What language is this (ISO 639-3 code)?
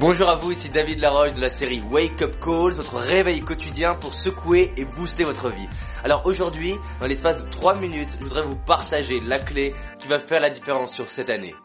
fra